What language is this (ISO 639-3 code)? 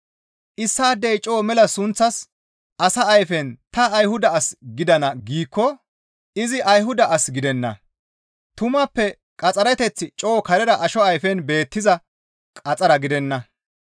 gmv